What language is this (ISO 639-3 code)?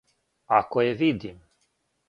srp